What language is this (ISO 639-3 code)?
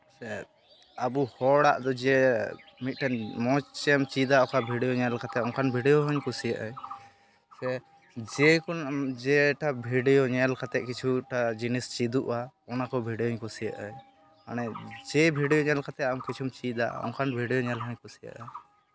sat